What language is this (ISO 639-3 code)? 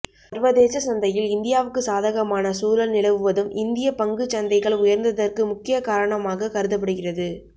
tam